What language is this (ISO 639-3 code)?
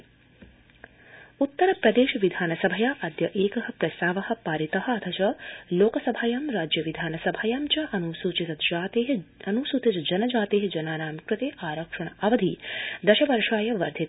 san